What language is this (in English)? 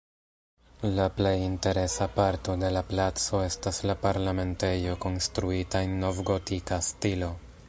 Esperanto